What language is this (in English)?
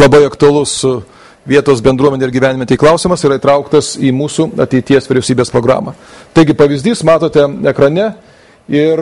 Lithuanian